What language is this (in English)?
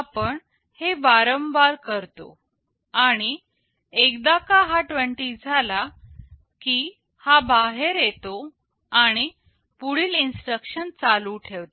Marathi